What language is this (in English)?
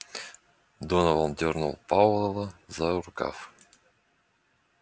Russian